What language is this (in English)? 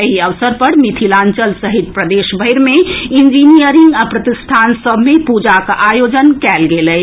Maithili